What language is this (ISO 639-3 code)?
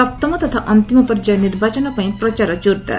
ori